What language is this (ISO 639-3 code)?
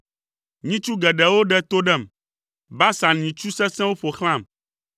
ewe